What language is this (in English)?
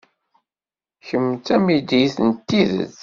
Kabyle